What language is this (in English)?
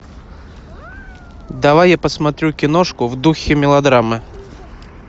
Russian